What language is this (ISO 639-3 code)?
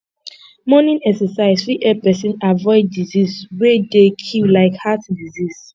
pcm